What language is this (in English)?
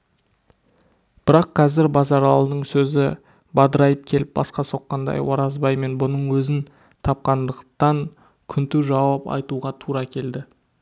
Kazakh